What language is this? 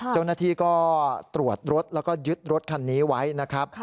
Thai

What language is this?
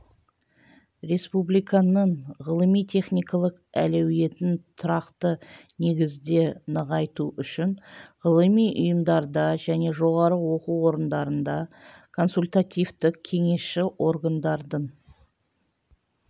Kazakh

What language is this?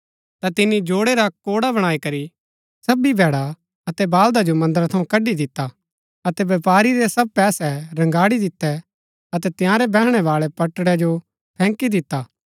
Gaddi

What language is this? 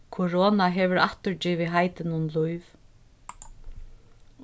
Faroese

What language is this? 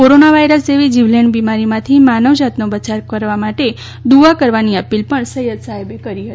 Gujarati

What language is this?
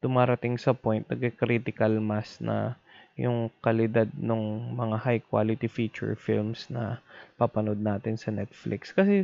Filipino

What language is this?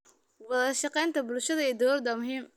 Somali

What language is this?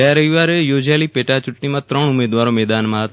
Gujarati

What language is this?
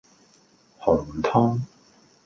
Cantonese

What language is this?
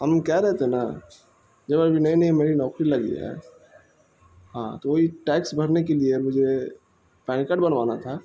Urdu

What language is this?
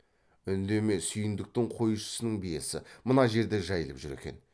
Kazakh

